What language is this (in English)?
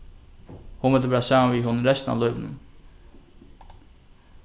Faroese